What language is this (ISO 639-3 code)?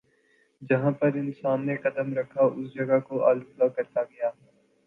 urd